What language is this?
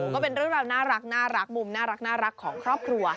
Thai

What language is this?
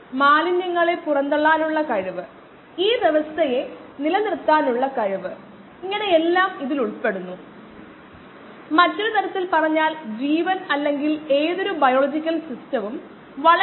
Malayalam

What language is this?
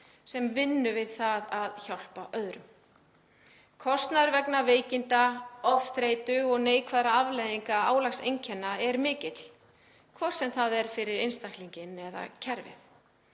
Icelandic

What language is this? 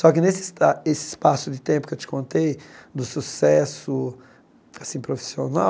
Portuguese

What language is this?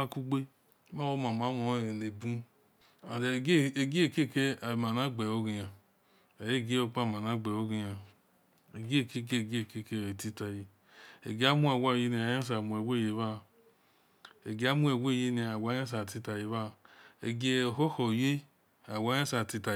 Esan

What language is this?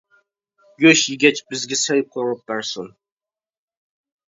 Uyghur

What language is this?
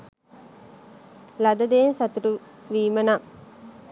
Sinhala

